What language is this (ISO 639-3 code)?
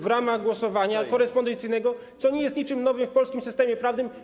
pol